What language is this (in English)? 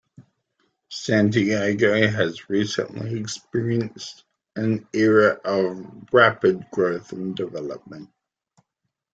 English